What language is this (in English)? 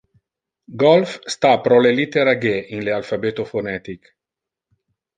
Interlingua